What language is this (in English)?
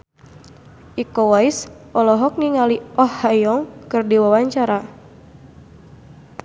Sundanese